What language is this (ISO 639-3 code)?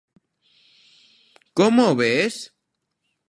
glg